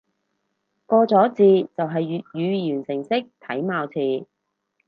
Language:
Cantonese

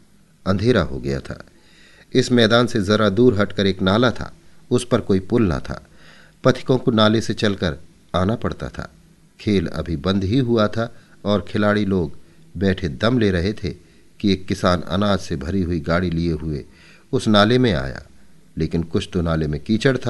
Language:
Hindi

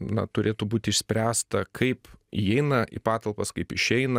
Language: Lithuanian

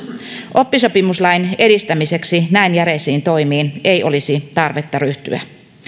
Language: Finnish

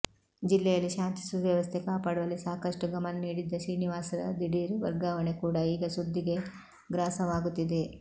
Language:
Kannada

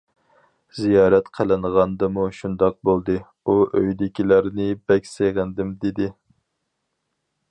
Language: Uyghur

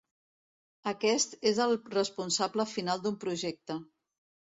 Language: Catalan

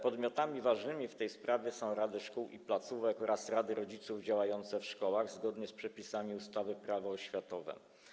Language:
Polish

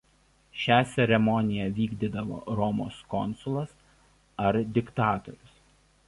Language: Lithuanian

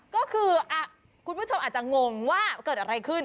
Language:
Thai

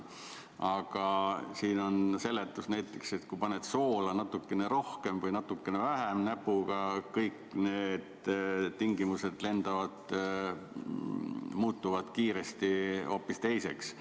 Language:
Estonian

